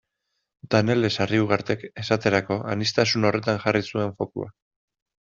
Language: Basque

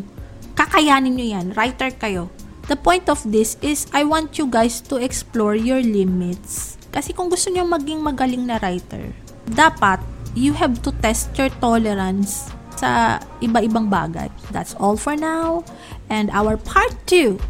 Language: Filipino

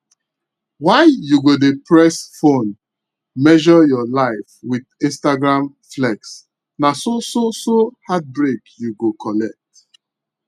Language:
Nigerian Pidgin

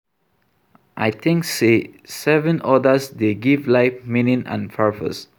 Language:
Nigerian Pidgin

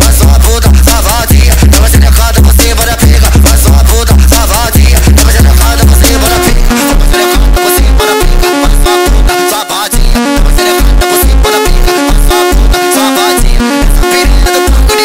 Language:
Arabic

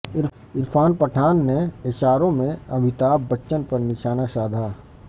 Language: Urdu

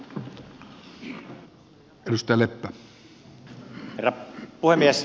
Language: Finnish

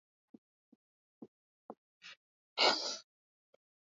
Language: Swahili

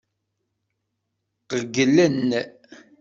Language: Kabyle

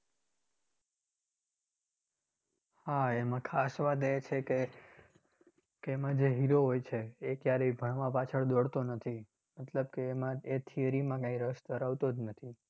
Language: Gujarati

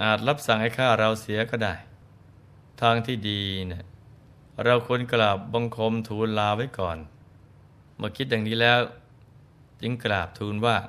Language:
Thai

